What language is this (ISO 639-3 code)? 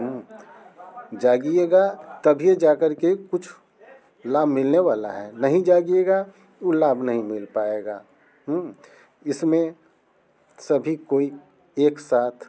hin